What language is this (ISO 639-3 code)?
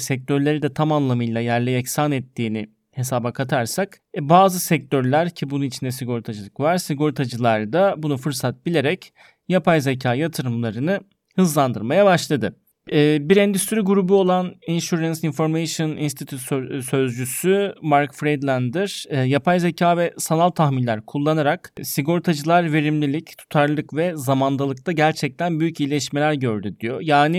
tur